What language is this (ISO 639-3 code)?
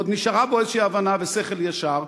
heb